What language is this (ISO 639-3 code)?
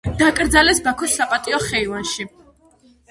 kat